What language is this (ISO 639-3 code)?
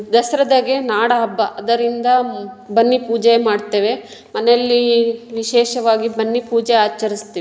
kan